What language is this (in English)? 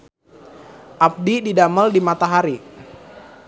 Sundanese